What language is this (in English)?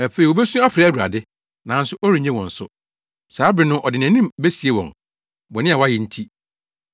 Akan